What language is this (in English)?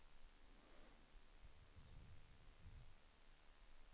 Swedish